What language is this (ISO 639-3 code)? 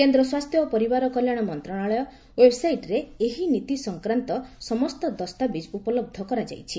ori